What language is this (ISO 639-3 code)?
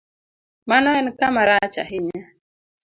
luo